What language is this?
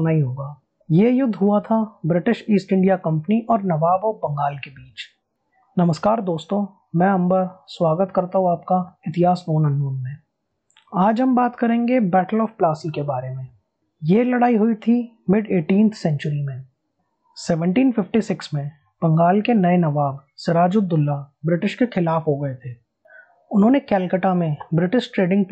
Hindi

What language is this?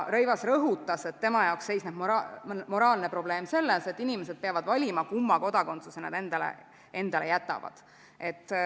Estonian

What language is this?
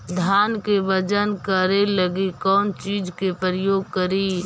Magahi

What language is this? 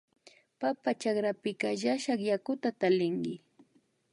Imbabura Highland Quichua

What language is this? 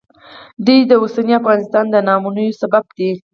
Pashto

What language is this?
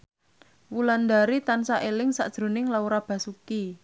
Javanese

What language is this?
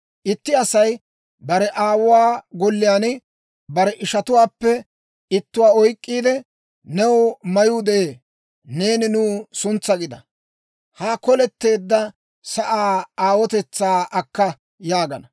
Dawro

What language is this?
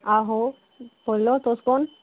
Dogri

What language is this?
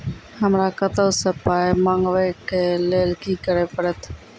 Maithili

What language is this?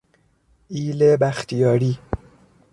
Persian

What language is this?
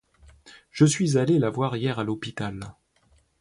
French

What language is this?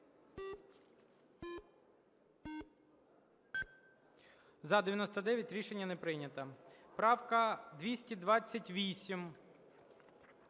Ukrainian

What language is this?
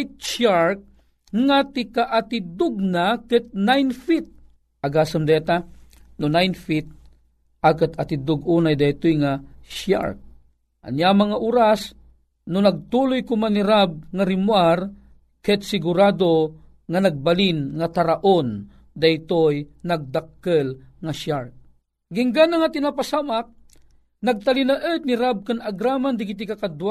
Filipino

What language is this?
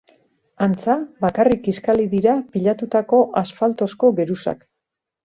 Basque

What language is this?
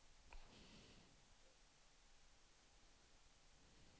Swedish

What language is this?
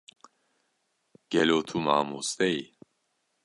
Kurdish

